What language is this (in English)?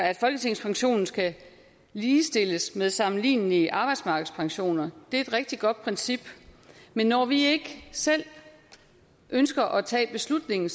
Danish